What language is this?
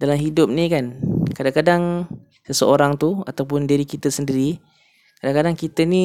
Malay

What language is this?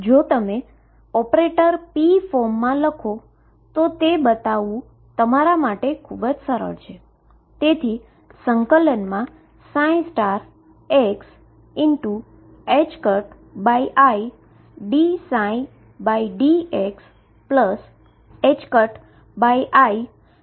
Gujarati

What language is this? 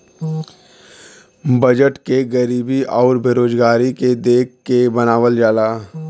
Bhojpuri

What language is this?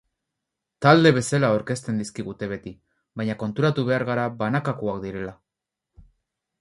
Basque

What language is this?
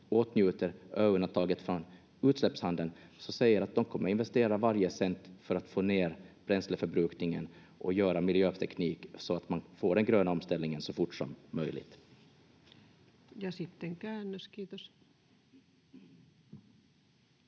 Finnish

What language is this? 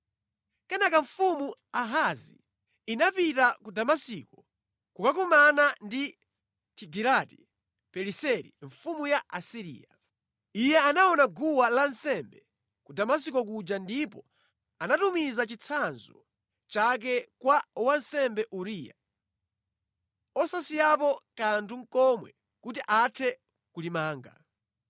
Nyanja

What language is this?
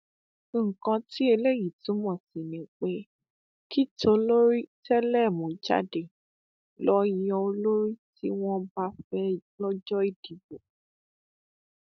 Yoruba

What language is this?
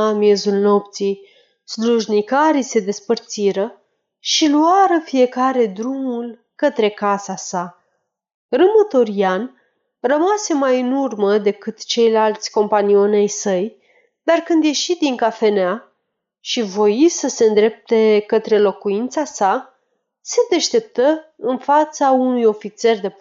Romanian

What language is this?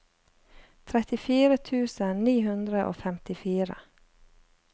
Norwegian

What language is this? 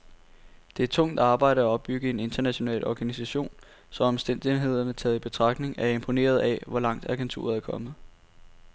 Danish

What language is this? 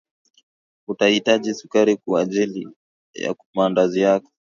Swahili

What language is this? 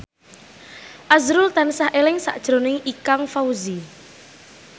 Javanese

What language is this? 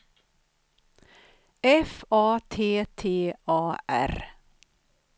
Swedish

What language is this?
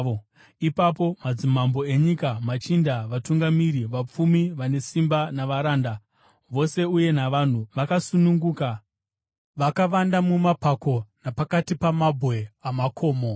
Shona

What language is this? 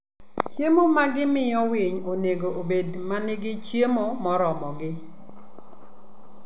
Luo (Kenya and Tanzania)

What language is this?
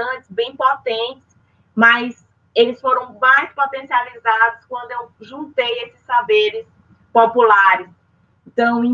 Portuguese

